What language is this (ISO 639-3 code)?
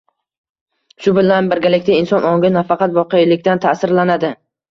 uzb